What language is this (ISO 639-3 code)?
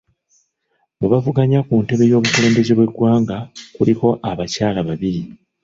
lug